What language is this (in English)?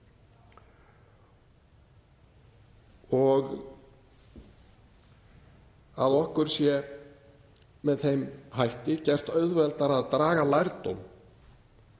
Icelandic